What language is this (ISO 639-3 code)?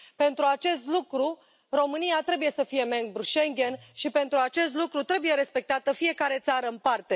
ron